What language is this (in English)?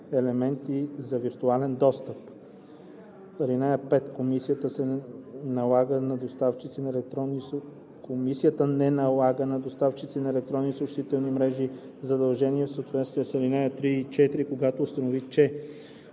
Bulgarian